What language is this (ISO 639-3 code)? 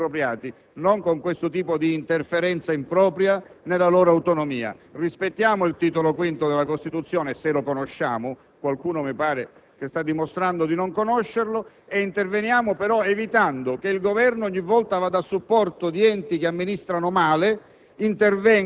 ita